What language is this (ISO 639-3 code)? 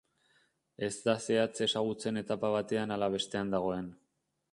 eus